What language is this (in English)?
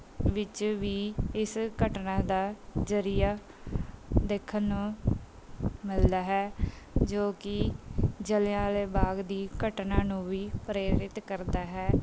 Punjabi